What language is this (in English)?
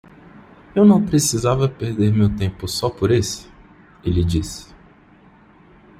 Portuguese